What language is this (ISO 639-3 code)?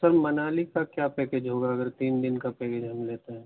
urd